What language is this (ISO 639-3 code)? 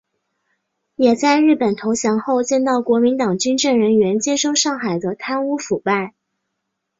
zho